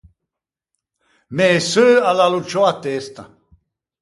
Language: Ligurian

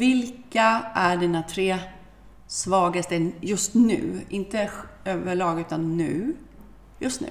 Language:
Swedish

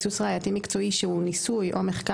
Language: Hebrew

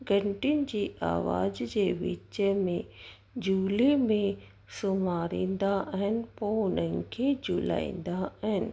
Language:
Sindhi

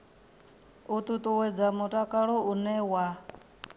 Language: Venda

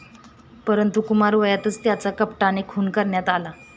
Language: Marathi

